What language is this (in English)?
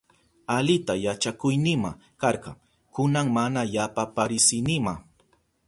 Southern Pastaza Quechua